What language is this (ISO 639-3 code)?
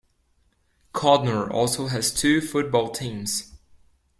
eng